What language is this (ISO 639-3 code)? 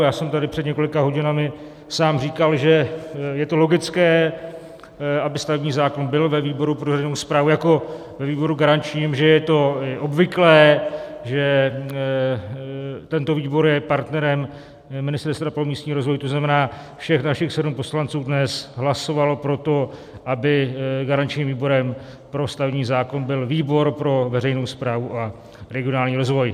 ces